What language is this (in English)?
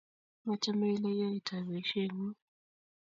Kalenjin